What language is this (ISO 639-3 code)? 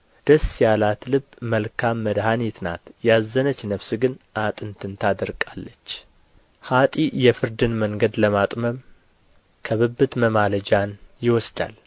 amh